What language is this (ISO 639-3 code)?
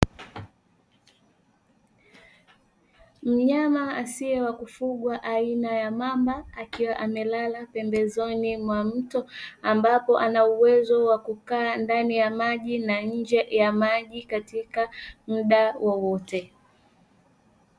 swa